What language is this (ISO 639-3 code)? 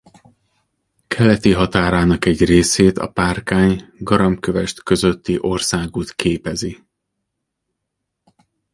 hun